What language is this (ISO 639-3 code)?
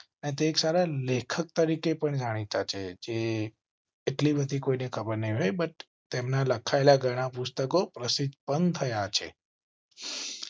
guj